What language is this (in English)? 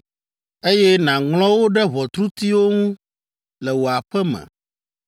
Ewe